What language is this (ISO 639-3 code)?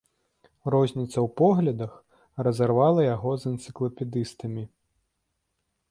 bel